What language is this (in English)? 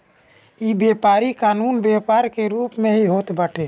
Bhojpuri